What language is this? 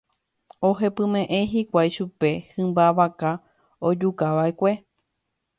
Guarani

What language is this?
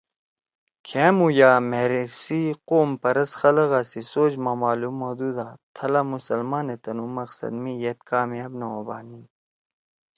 Torwali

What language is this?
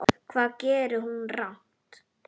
Icelandic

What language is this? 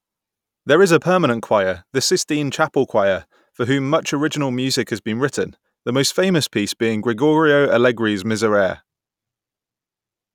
English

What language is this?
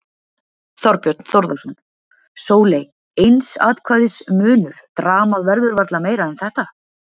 Icelandic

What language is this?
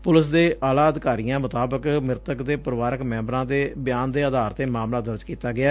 Punjabi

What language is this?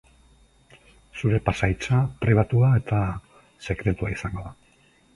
Basque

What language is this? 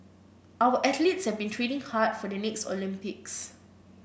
English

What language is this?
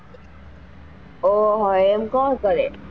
Gujarati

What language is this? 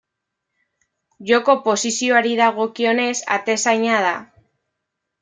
Basque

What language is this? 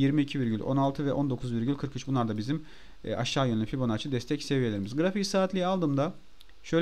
Turkish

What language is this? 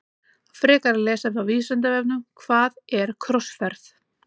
Icelandic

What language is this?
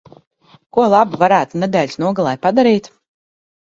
Latvian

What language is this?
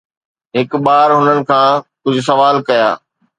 Sindhi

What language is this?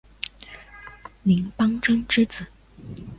Chinese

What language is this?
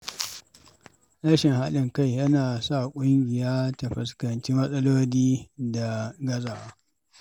Hausa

